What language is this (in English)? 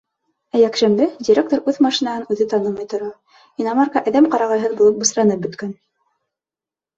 Bashkir